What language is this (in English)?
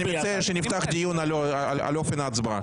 Hebrew